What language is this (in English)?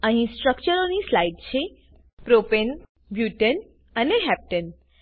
Gujarati